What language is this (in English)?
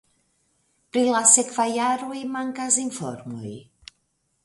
Esperanto